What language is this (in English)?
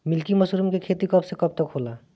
Bhojpuri